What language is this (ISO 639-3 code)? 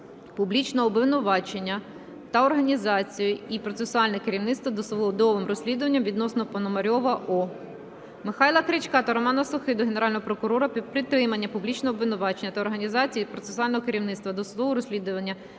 ukr